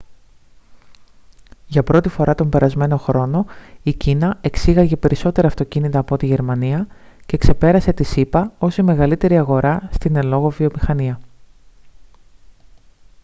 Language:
Greek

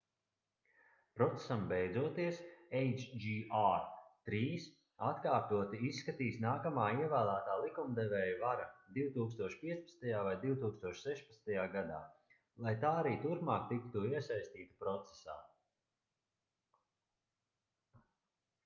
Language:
Latvian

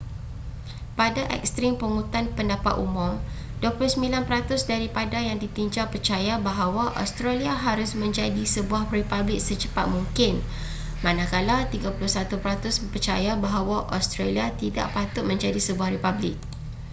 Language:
Malay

